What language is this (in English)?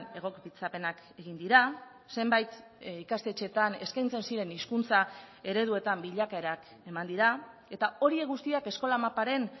Basque